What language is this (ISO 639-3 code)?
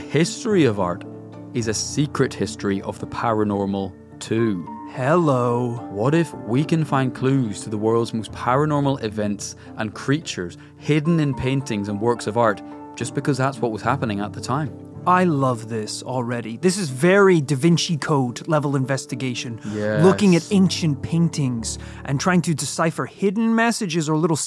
eng